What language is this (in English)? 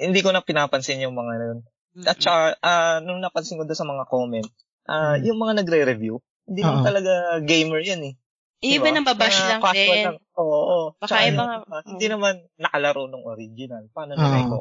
Filipino